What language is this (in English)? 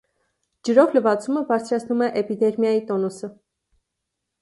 Armenian